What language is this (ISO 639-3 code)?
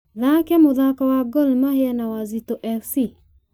kik